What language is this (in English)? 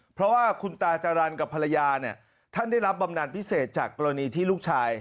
Thai